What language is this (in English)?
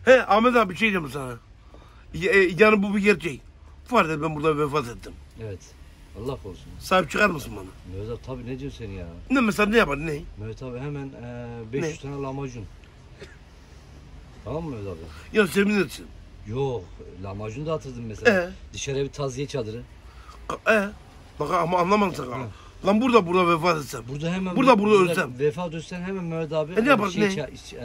Turkish